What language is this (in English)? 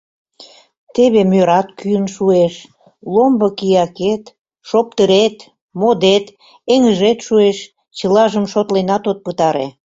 Mari